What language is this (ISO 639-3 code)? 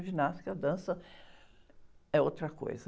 por